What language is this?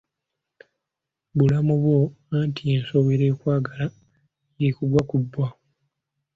Ganda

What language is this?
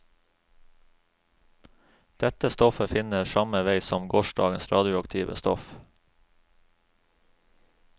Norwegian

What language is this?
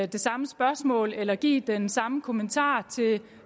Danish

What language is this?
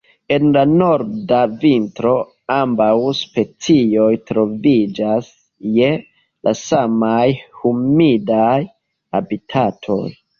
Esperanto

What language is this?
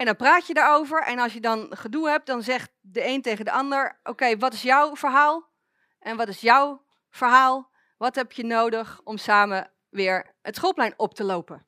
Dutch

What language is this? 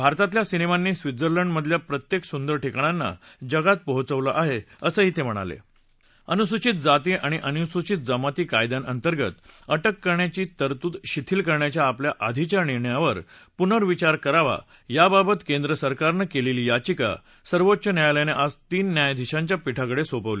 Marathi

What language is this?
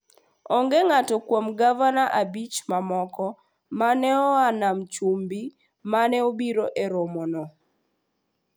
Luo (Kenya and Tanzania)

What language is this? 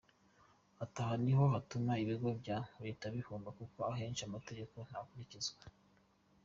Kinyarwanda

